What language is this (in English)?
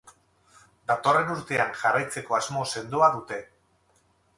Basque